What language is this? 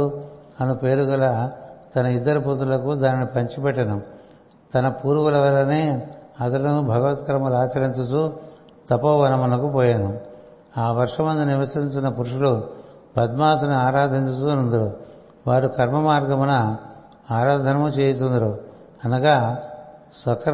Telugu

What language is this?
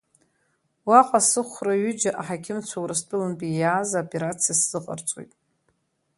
Abkhazian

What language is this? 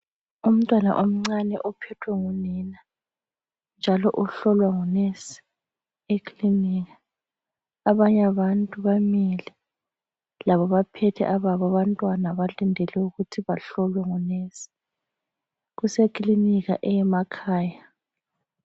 North Ndebele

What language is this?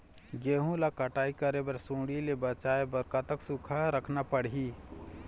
Chhattisgarhi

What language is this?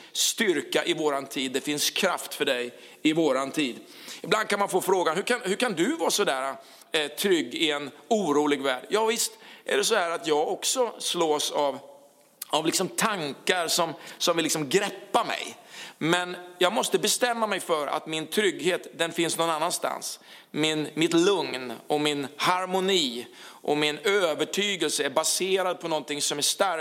Swedish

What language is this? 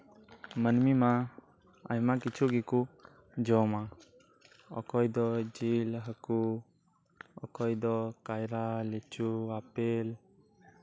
Santali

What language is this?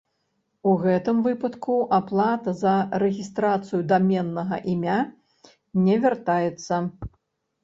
Belarusian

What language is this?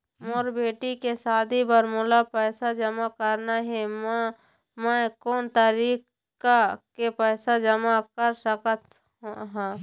Chhattisgarhi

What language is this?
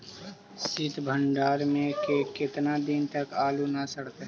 Magahi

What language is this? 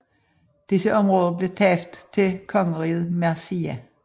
Danish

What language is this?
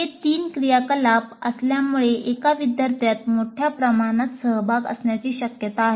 Marathi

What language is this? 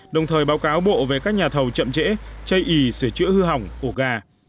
Vietnamese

